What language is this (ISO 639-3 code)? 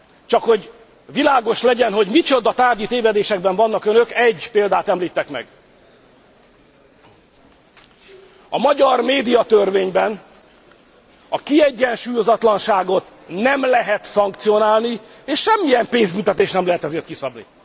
hun